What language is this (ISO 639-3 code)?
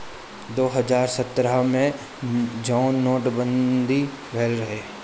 bho